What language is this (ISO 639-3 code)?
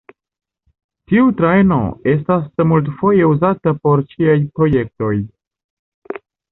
epo